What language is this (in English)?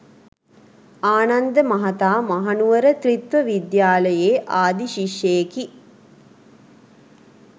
Sinhala